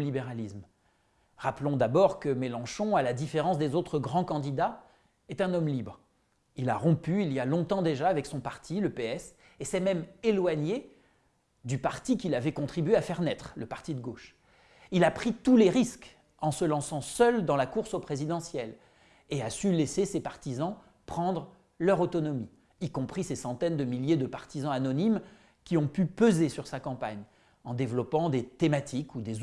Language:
French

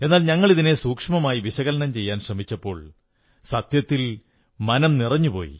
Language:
Malayalam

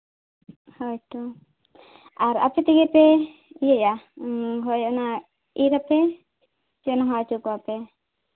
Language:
Santali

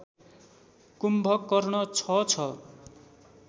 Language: Nepali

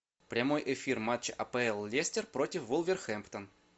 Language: Russian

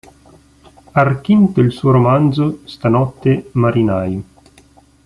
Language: Italian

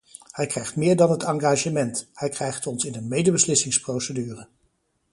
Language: Dutch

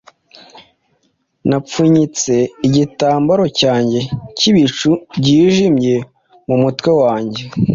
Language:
Kinyarwanda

